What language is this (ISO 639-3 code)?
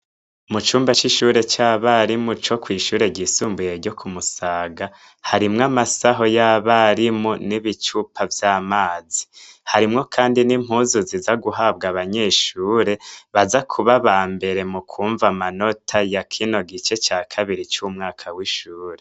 run